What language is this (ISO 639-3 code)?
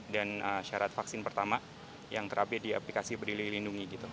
ind